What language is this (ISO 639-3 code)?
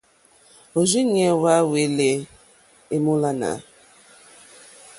bri